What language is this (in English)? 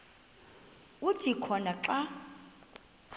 Xhosa